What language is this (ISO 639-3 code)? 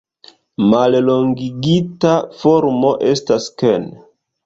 epo